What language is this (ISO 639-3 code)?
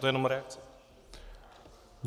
ces